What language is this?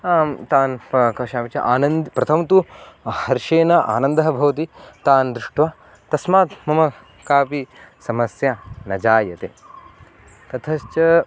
Sanskrit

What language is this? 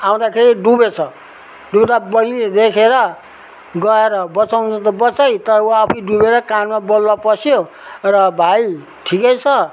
Nepali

